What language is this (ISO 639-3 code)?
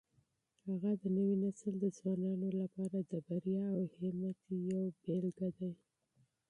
pus